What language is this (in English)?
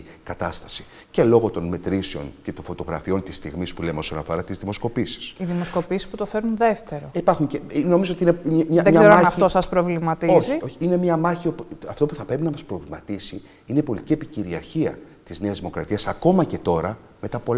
Greek